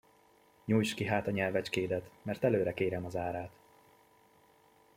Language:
Hungarian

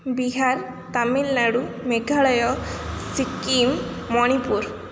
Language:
Odia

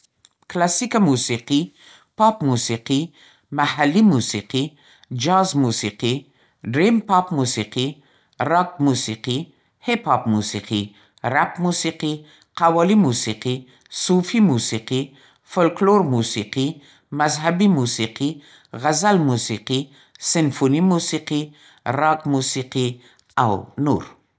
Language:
Central Pashto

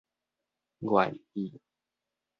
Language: Min Nan Chinese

